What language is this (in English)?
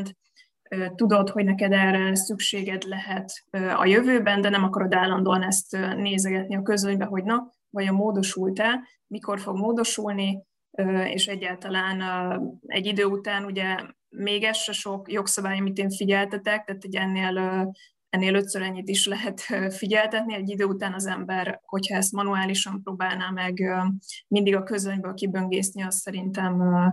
Hungarian